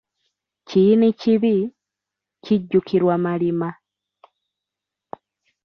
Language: Ganda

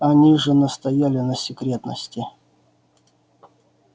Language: Russian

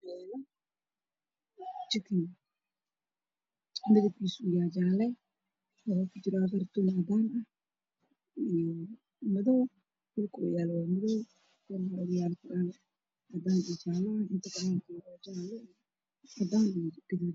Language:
Somali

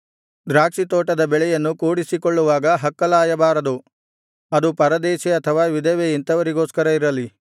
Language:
Kannada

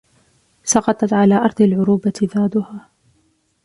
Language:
Arabic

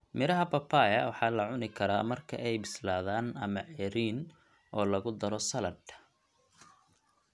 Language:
Somali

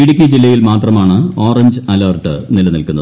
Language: Malayalam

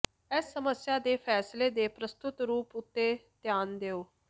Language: Punjabi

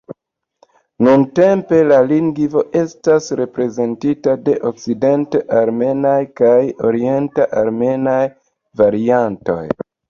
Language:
Esperanto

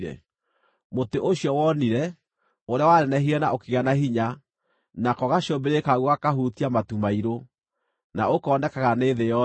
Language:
Kikuyu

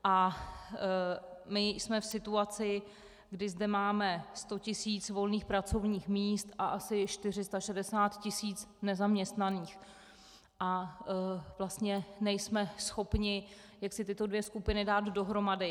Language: Czech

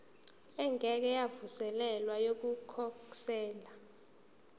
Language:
Zulu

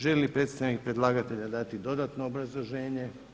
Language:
Croatian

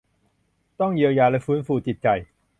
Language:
Thai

